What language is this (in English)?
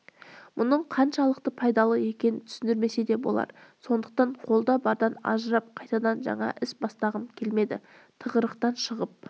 Kazakh